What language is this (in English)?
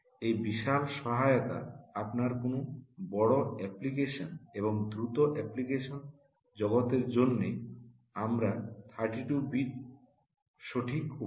Bangla